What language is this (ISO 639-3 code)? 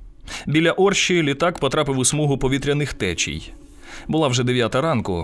ukr